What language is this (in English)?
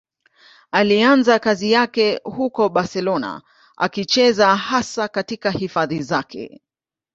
Swahili